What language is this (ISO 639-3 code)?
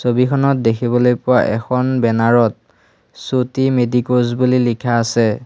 asm